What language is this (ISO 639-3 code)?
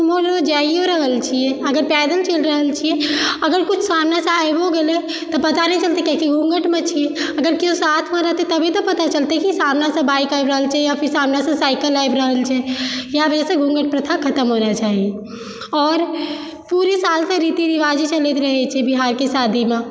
mai